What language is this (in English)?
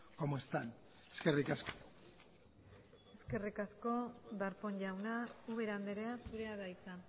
Basque